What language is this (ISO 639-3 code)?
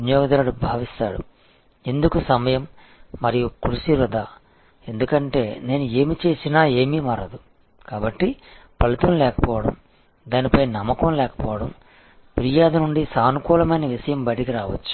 tel